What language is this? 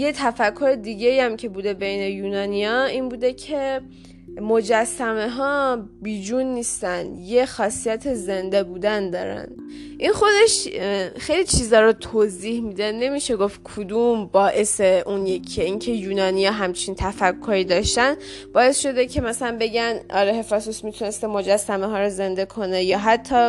Persian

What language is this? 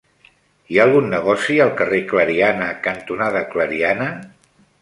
Catalan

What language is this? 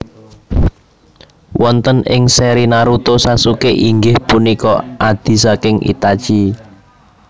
Javanese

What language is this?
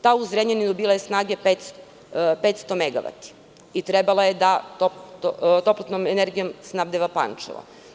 Serbian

